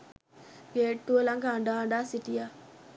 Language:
Sinhala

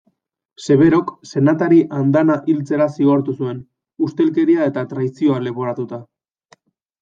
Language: Basque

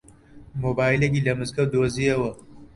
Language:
Central Kurdish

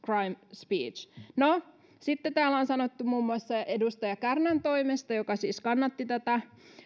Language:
Finnish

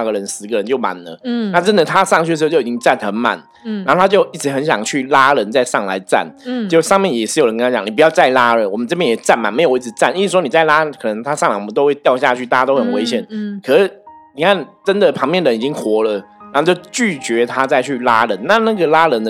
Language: Chinese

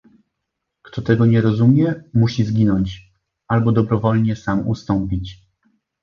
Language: Polish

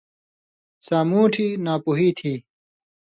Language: Indus Kohistani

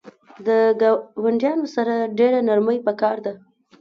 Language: Pashto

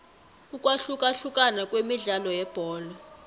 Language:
South Ndebele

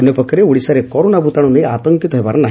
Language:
Odia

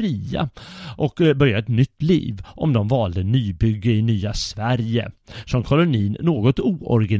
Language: Swedish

